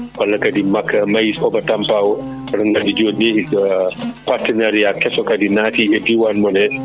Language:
Fula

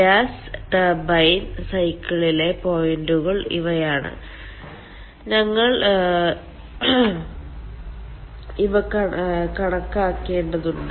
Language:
Malayalam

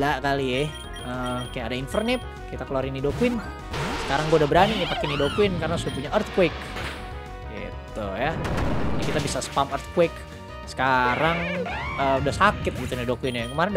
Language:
Indonesian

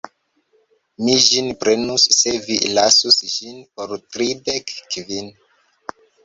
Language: Esperanto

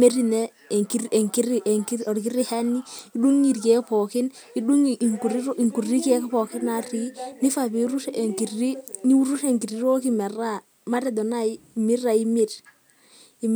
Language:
Masai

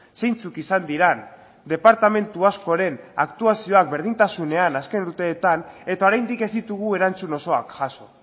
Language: Basque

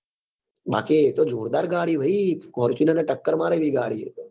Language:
Gujarati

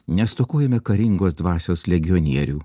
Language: Lithuanian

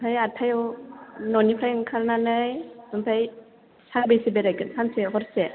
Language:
Bodo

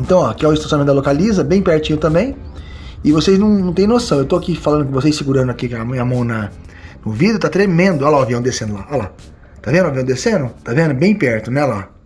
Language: Portuguese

